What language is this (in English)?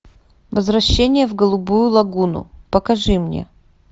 Russian